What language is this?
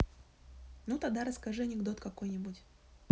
Russian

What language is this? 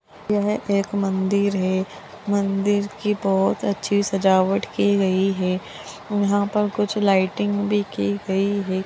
Magahi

